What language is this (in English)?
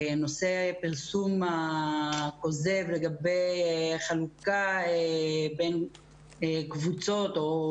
Hebrew